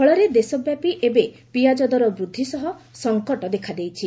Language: Odia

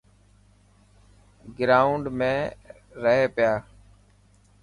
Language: Dhatki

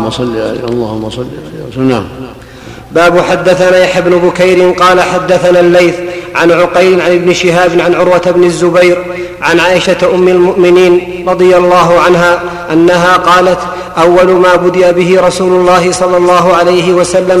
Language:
Arabic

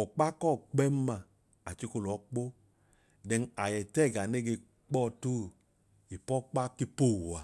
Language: Idoma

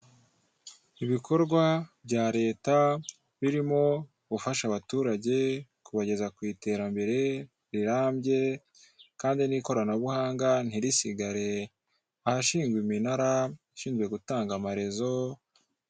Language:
Kinyarwanda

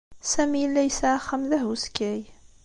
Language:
Kabyle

